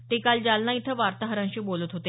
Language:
Marathi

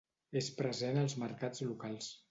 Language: Catalan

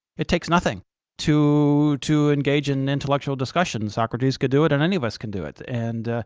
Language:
English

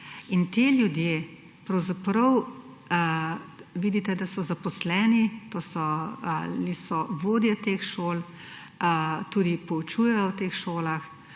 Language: Slovenian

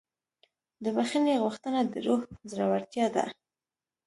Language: Pashto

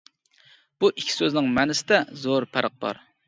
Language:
Uyghur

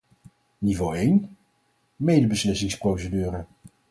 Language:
Dutch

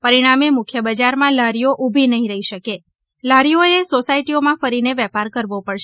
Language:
Gujarati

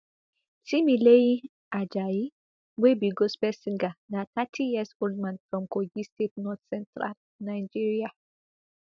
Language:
Nigerian Pidgin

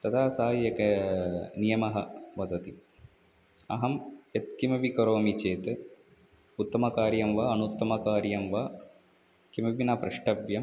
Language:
Sanskrit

